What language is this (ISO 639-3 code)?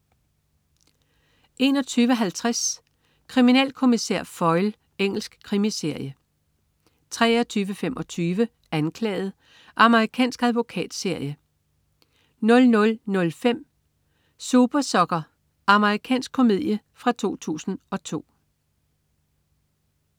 dan